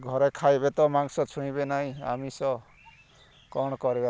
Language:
Odia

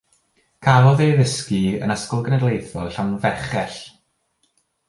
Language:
Welsh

